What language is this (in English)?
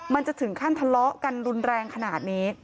Thai